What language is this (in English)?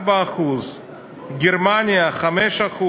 Hebrew